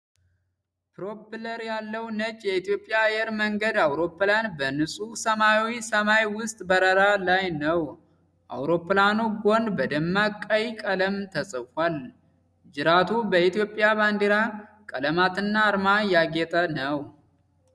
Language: Amharic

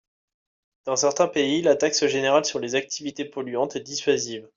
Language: French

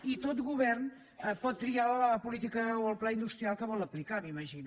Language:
Catalan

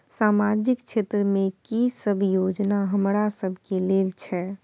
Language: Maithili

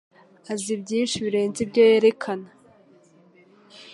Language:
Kinyarwanda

